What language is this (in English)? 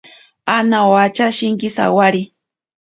Ashéninka Perené